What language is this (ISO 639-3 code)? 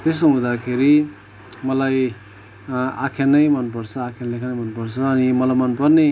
nep